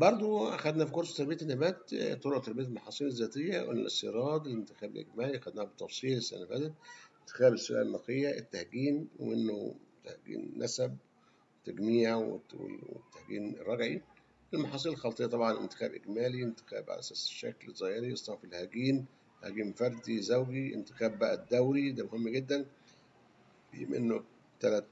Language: Arabic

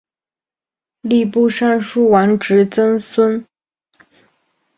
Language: Chinese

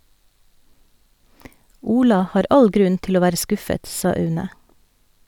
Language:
Norwegian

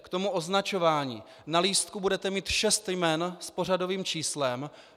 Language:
Czech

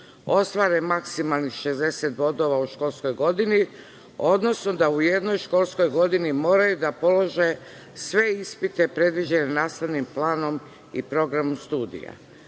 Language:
Serbian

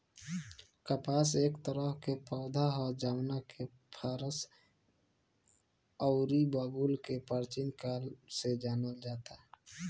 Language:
Bhojpuri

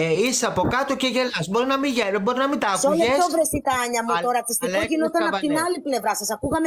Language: Greek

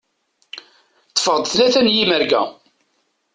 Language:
Kabyle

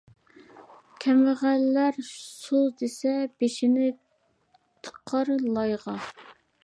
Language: Uyghur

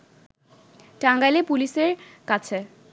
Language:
Bangla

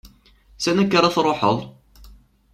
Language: Kabyle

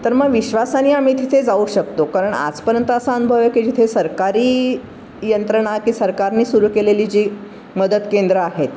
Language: Marathi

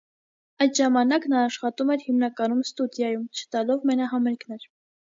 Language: Armenian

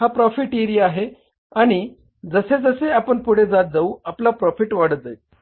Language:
Marathi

